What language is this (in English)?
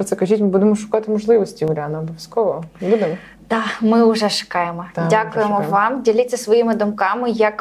Ukrainian